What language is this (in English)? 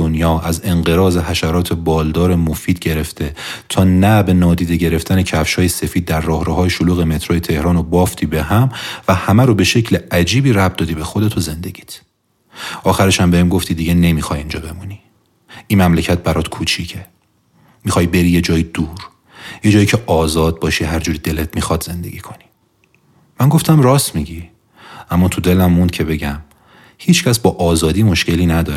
Persian